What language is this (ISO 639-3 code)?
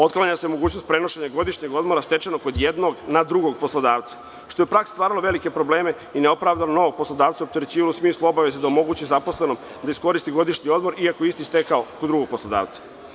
srp